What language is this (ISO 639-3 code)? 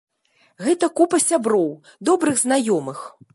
bel